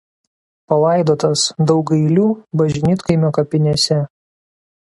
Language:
Lithuanian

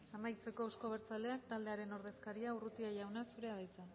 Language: Basque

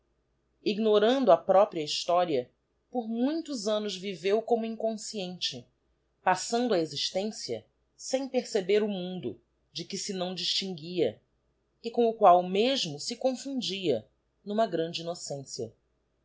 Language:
Portuguese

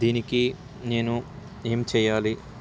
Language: Telugu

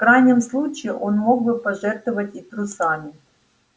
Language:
Russian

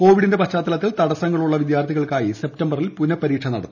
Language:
Malayalam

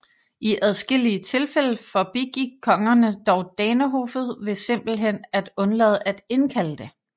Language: Danish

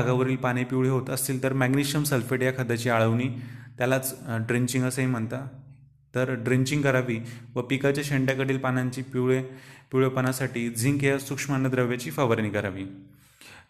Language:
Marathi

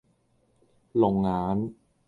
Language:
Cantonese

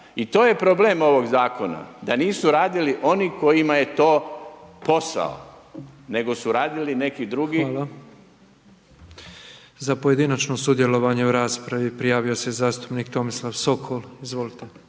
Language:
Croatian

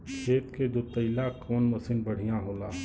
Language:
Bhojpuri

